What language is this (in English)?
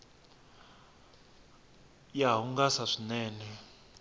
Tsonga